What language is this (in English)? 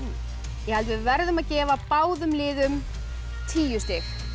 Icelandic